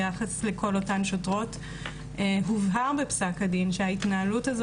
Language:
Hebrew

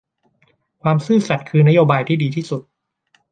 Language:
Thai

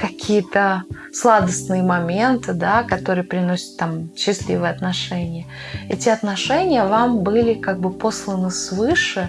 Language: Russian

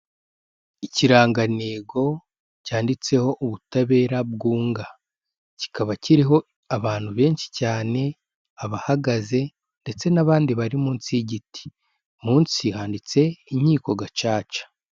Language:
Kinyarwanda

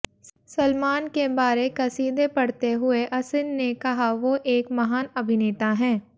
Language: Hindi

